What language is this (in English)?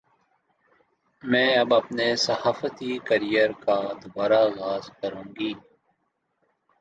Urdu